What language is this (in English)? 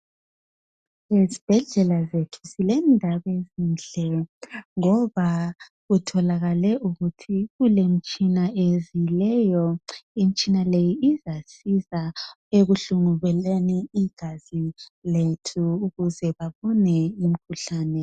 North Ndebele